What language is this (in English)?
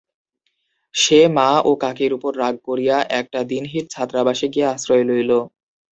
Bangla